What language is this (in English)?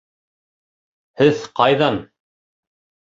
Bashkir